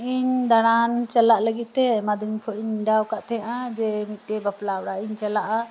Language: Santali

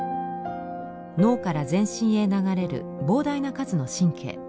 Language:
Japanese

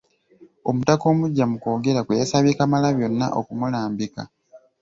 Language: Ganda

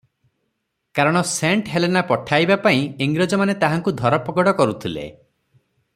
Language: Odia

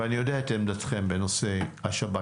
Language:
Hebrew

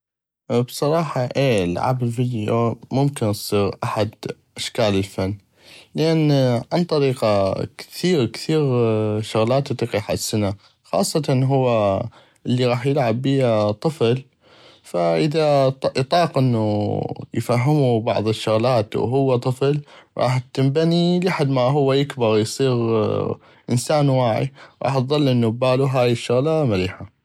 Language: North Mesopotamian Arabic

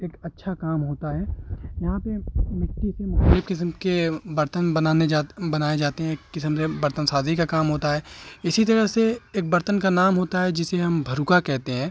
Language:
Urdu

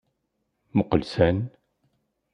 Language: Kabyle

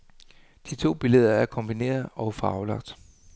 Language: Danish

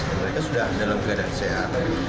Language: Indonesian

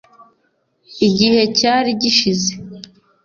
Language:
Kinyarwanda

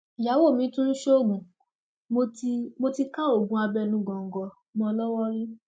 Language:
Yoruba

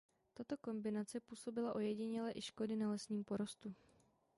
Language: Czech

